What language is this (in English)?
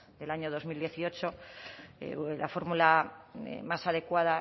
Spanish